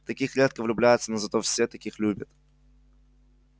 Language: Russian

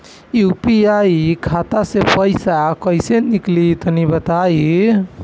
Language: Bhojpuri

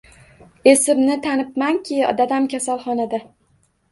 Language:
Uzbek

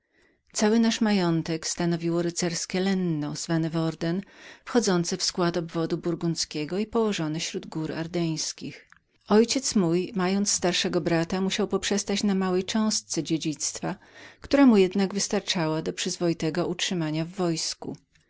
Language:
Polish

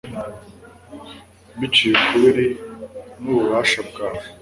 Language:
Kinyarwanda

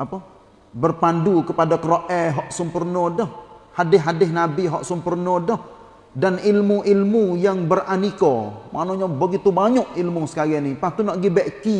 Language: Malay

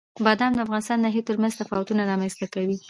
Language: Pashto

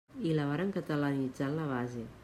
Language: Catalan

